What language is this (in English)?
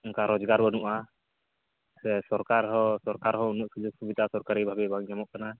Santali